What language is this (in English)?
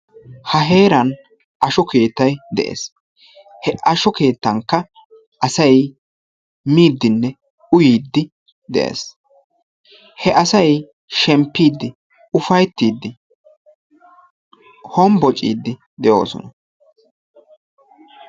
Wolaytta